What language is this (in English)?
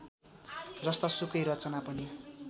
Nepali